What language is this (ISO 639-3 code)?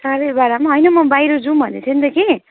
nep